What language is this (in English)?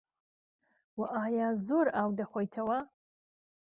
Central Kurdish